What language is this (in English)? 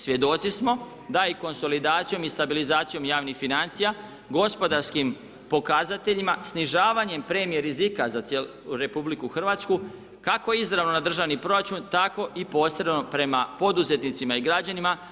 Croatian